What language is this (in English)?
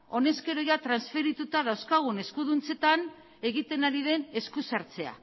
Basque